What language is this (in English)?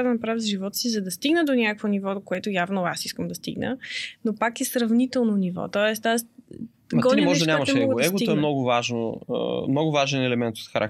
Bulgarian